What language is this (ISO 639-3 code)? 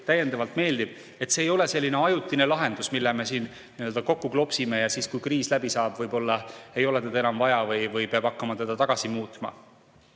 est